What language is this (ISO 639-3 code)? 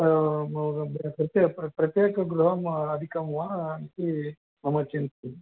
san